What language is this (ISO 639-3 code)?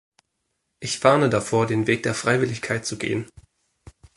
deu